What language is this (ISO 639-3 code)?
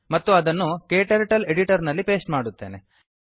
kan